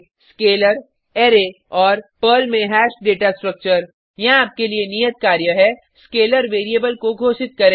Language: Hindi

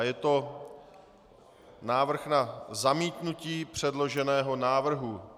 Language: Czech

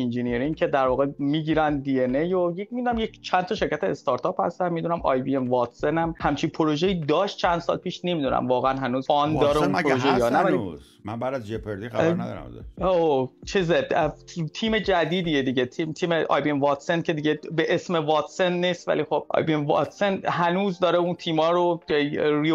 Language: Persian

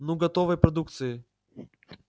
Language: Russian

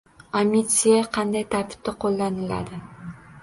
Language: Uzbek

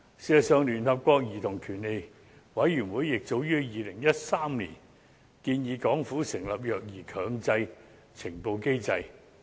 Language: Cantonese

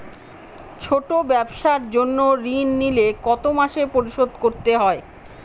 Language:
Bangla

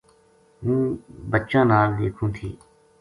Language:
Gujari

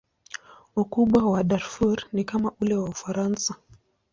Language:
Swahili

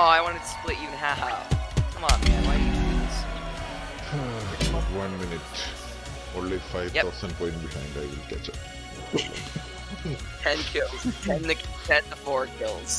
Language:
English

